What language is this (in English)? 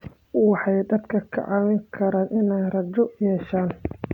Somali